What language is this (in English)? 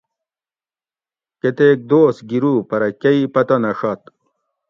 Gawri